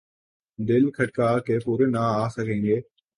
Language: Urdu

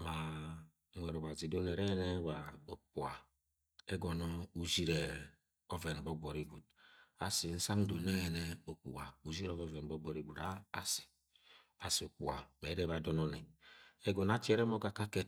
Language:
Agwagwune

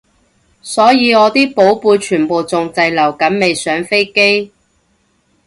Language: Cantonese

